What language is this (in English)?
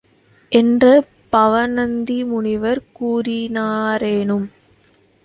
Tamil